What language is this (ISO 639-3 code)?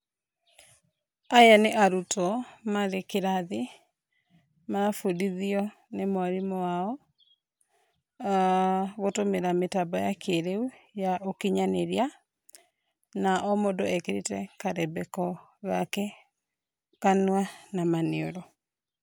kik